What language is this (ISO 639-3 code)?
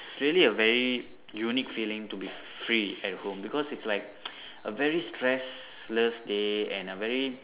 eng